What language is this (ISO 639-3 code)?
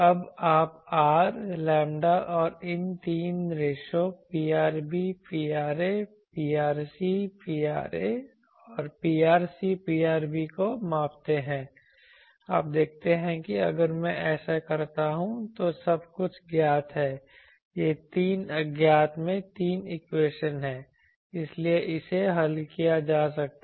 hin